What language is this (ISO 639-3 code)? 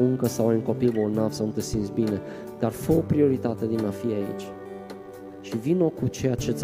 ron